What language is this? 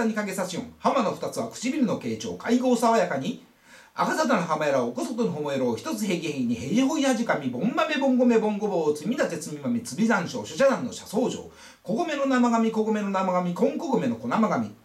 Japanese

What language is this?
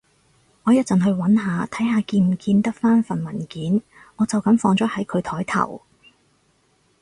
Cantonese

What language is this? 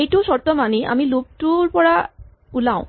Assamese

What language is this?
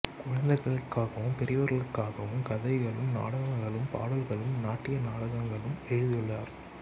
Tamil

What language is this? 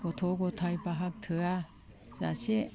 Bodo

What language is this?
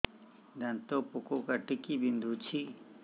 Odia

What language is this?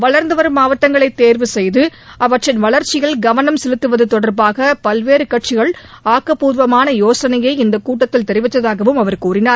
Tamil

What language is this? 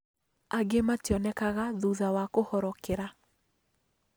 Kikuyu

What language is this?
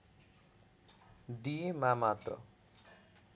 Nepali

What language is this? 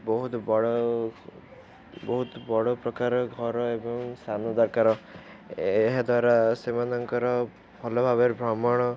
Odia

